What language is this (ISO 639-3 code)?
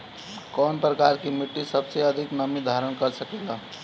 bho